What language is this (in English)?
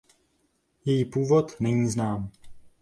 Czech